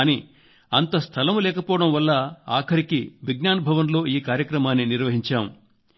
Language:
Telugu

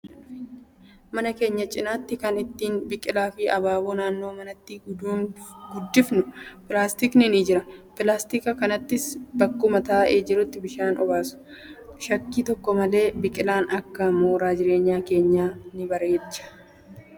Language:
Oromo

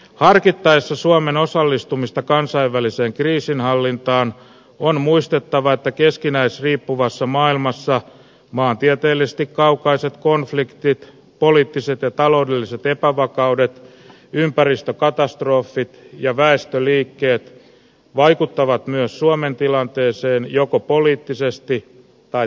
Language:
Finnish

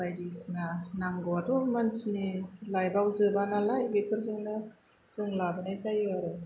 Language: Bodo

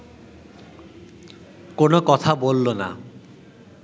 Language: Bangla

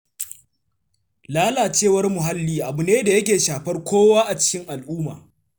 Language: Hausa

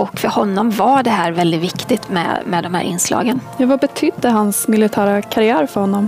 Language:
Swedish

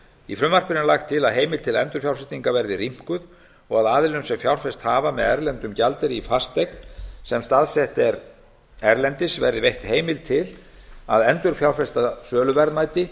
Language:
Icelandic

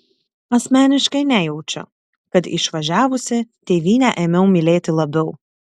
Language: Lithuanian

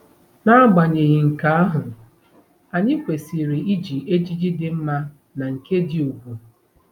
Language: Igbo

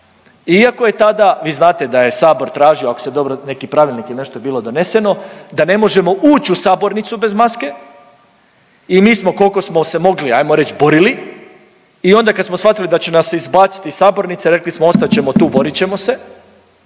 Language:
Croatian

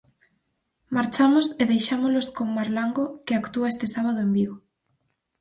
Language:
Galician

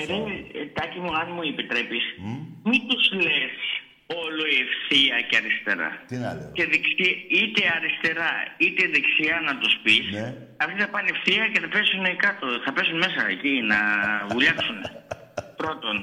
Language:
Greek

